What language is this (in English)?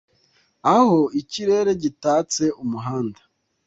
Kinyarwanda